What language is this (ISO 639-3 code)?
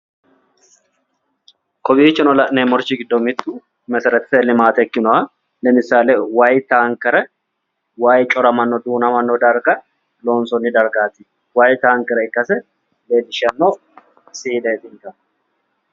sid